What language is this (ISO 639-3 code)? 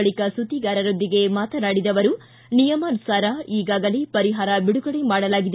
kan